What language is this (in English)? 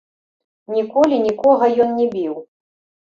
Belarusian